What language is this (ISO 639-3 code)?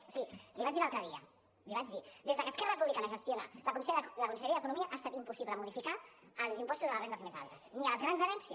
cat